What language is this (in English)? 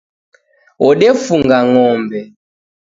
Taita